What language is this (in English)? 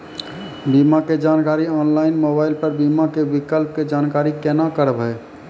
Maithili